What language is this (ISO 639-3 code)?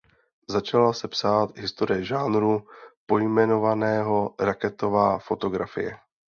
ces